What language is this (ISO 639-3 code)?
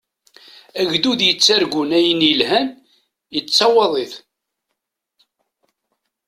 kab